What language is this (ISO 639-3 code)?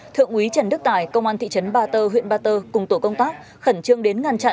vie